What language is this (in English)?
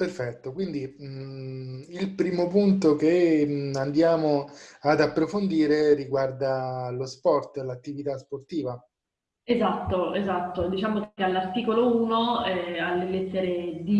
Italian